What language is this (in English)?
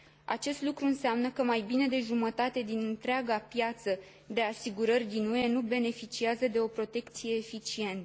Romanian